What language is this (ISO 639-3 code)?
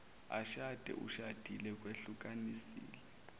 zul